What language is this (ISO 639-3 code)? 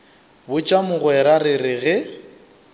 nso